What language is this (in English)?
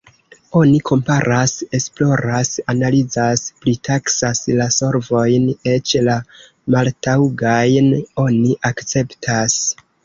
Esperanto